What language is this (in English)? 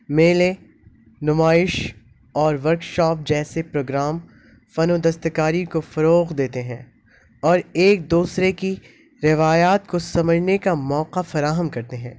Urdu